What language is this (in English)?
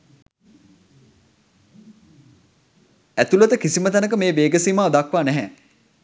Sinhala